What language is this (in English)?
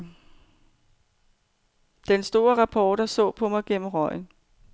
Danish